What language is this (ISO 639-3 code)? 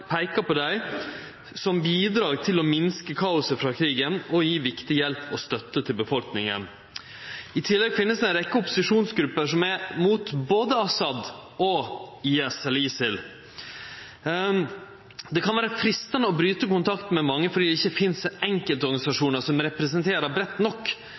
nno